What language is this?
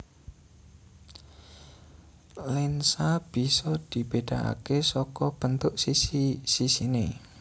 Javanese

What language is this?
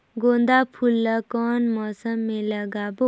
Chhattisgarhi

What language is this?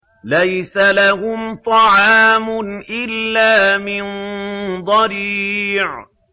Arabic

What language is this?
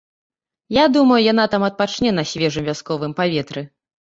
Belarusian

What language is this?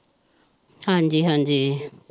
Punjabi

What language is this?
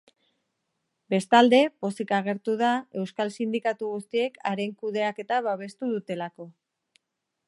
Basque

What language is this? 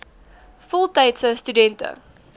Afrikaans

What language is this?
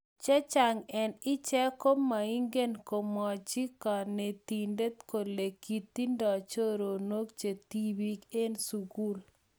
Kalenjin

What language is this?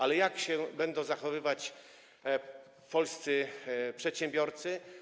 Polish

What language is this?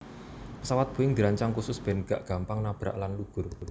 Javanese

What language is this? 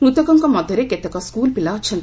Odia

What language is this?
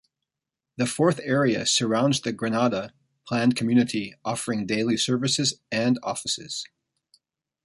English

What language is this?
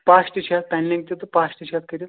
Kashmiri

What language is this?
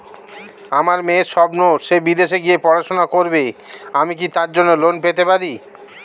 Bangla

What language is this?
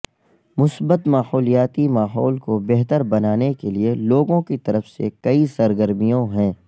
Urdu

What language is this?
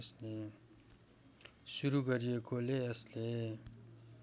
Nepali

